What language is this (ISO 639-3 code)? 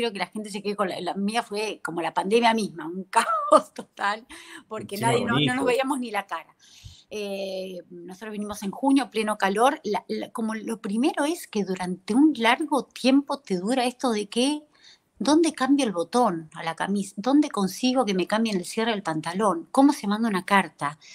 spa